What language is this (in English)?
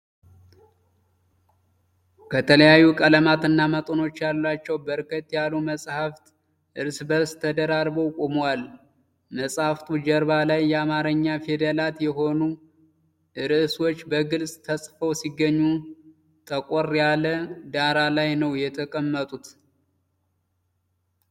Amharic